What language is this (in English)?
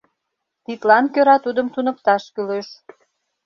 Mari